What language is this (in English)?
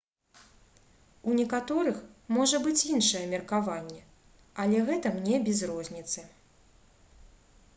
Belarusian